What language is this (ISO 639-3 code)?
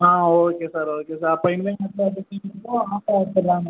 tam